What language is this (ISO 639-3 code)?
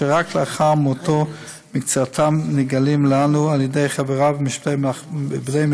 heb